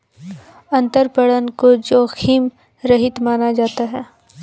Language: Hindi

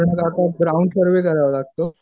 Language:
Marathi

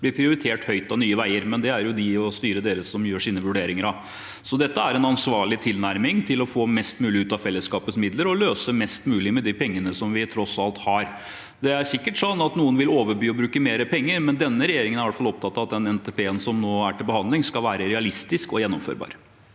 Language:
Norwegian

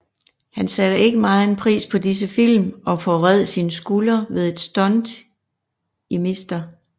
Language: Danish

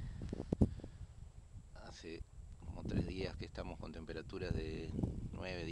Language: Spanish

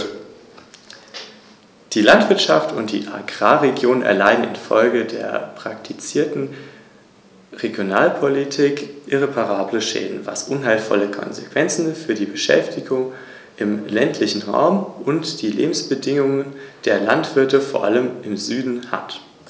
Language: German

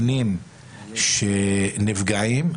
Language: Hebrew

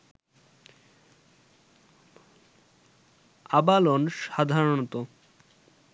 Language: Bangla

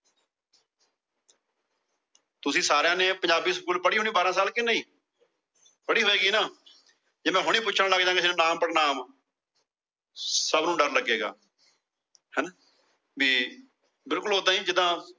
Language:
Punjabi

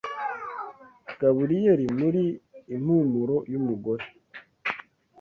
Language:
Kinyarwanda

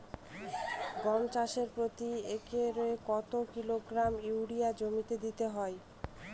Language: Bangla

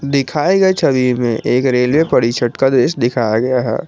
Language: Hindi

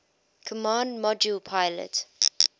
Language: English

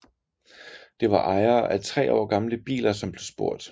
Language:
Danish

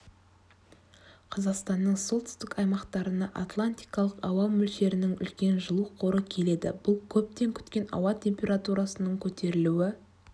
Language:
Kazakh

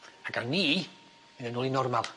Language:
Welsh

